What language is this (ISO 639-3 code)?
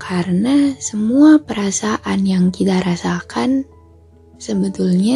ind